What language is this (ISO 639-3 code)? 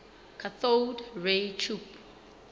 sot